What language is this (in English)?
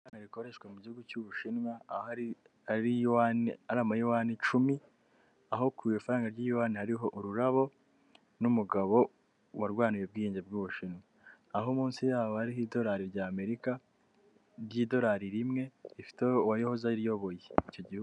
Kinyarwanda